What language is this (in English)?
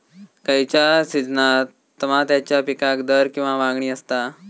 Marathi